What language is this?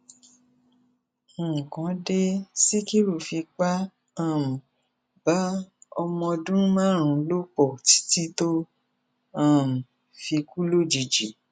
Yoruba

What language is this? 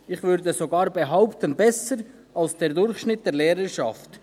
Swiss German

